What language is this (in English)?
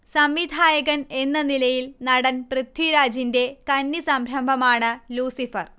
Malayalam